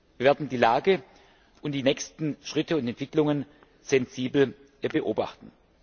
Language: German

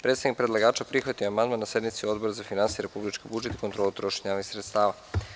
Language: Serbian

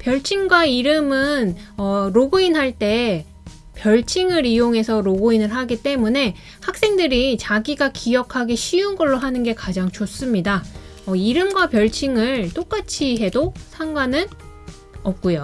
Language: Korean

